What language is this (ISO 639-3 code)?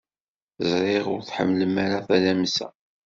kab